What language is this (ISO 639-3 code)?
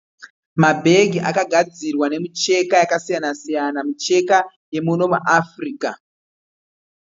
sna